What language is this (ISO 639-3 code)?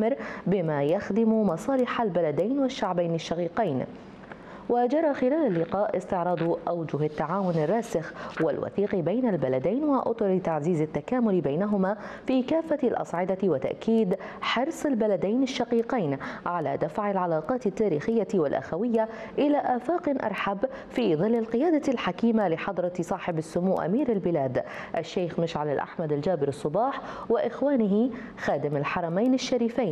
ara